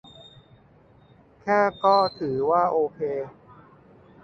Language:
Thai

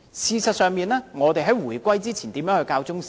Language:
Cantonese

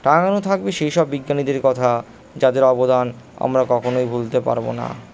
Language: Bangla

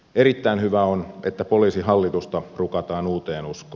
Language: Finnish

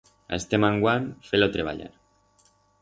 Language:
Aragonese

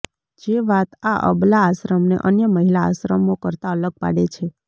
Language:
Gujarati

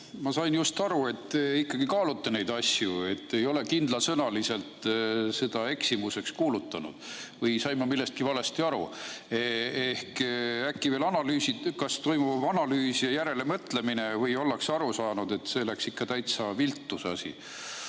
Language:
Estonian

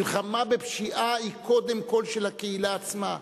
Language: Hebrew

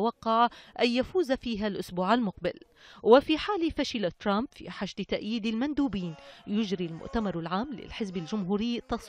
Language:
Arabic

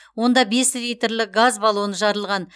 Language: Kazakh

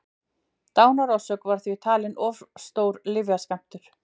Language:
Icelandic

